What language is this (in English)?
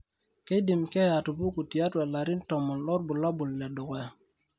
Masai